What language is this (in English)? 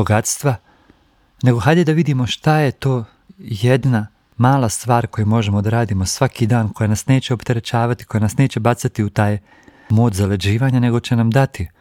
Croatian